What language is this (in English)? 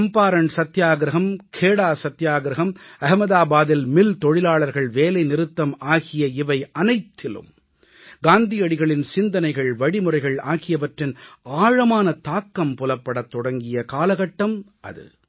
Tamil